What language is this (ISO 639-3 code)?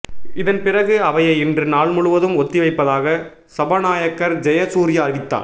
tam